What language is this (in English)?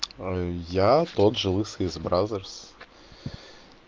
Russian